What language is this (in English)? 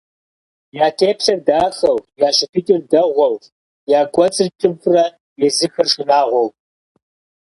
Kabardian